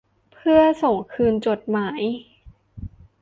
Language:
Thai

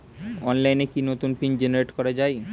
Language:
Bangla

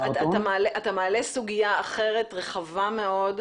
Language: Hebrew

